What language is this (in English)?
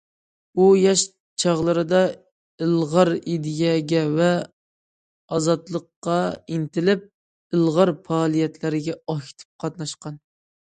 Uyghur